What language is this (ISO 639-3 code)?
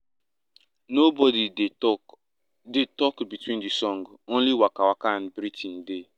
pcm